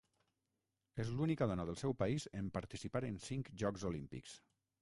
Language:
Catalan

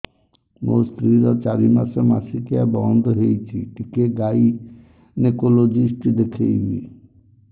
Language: Odia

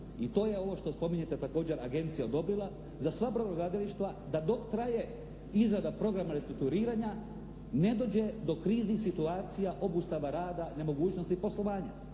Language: Croatian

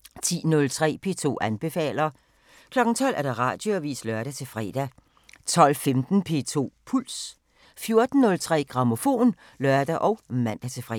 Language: Danish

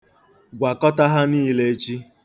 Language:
Igbo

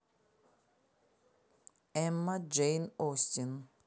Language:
Russian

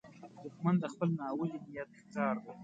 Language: Pashto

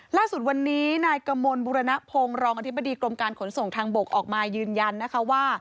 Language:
Thai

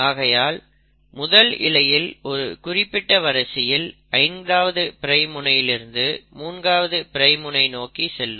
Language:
Tamil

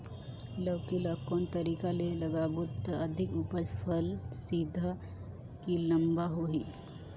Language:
Chhattisgarhi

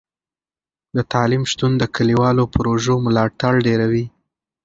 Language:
Pashto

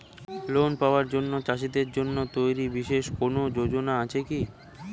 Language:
Bangla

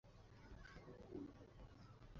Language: Chinese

